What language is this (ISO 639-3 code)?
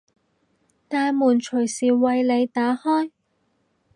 yue